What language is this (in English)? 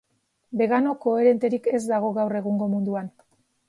Basque